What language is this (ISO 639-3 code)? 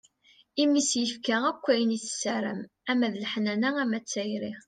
kab